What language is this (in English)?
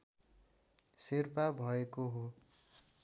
Nepali